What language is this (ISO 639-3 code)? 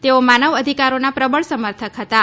guj